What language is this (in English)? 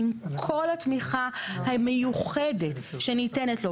Hebrew